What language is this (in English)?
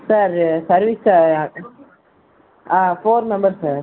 Tamil